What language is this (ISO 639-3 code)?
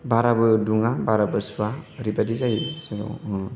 brx